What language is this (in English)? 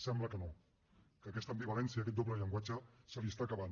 Catalan